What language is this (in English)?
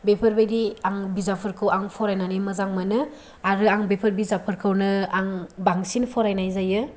Bodo